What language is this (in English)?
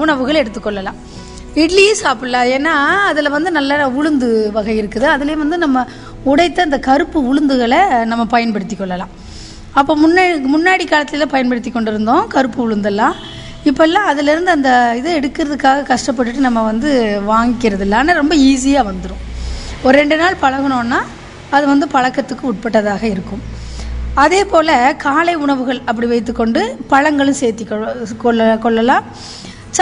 Tamil